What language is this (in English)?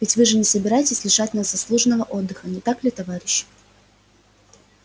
Russian